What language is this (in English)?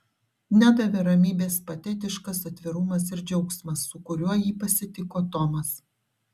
Lithuanian